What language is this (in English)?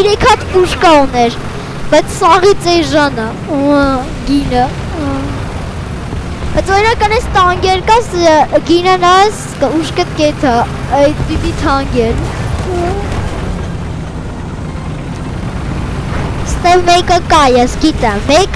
Korean